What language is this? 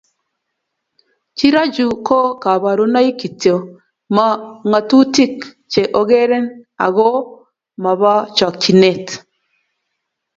Kalenjin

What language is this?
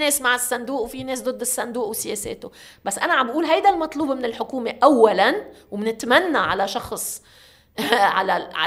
Arabic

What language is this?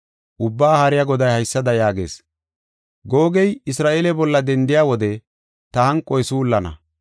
Gofa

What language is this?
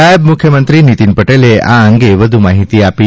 Gujarati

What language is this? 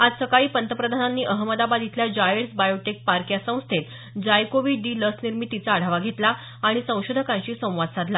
Marathi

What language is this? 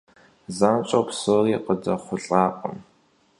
Kabardian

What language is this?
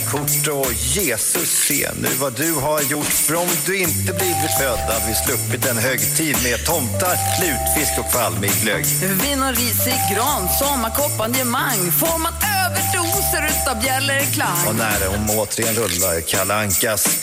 Swedish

